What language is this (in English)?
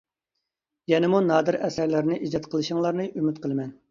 Uyghur